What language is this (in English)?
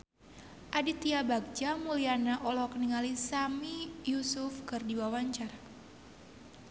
Sundanese